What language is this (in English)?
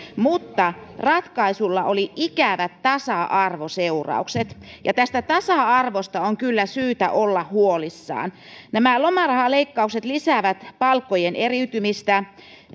Finnish